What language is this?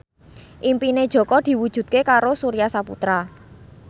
Javanese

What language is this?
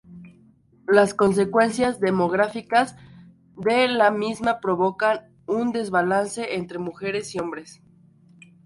Spanish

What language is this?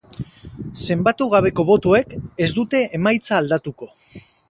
Basque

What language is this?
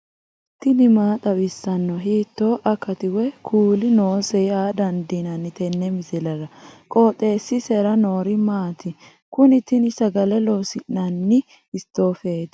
Sidamo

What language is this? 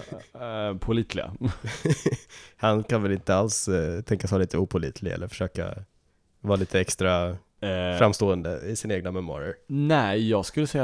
Swedish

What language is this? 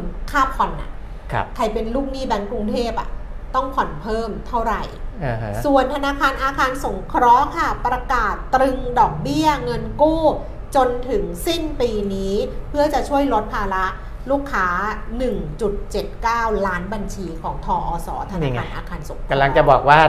Thai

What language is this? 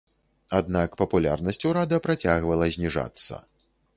Belarusian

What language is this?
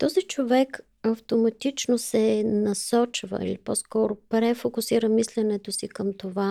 Bulgarian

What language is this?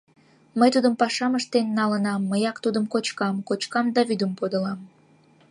Mari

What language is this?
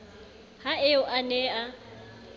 Southern Sotho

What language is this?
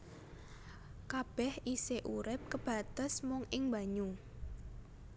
Javanese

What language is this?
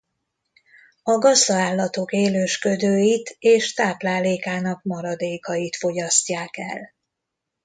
Hungarian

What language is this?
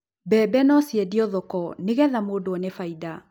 Kikuyu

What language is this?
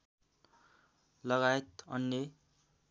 Nepali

